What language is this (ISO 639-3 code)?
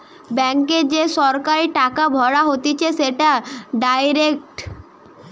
ben